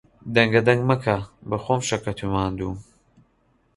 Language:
Central Kurdish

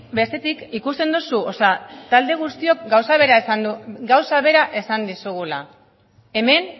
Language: Basque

